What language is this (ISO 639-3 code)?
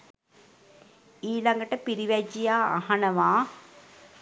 sin